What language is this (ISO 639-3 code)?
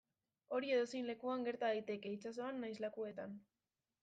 eus